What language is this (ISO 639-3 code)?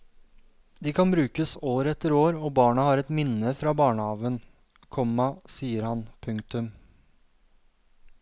nor